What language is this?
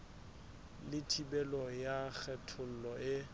Southern Sotho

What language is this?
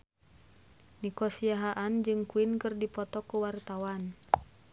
Sundanese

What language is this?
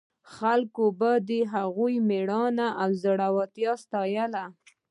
Pashto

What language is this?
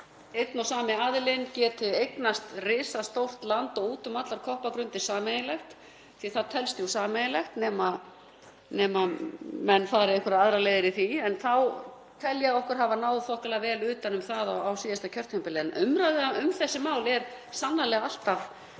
Icelandic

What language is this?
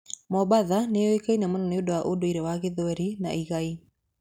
Kikuyu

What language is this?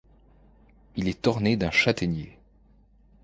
French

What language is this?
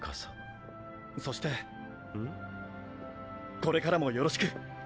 Japanese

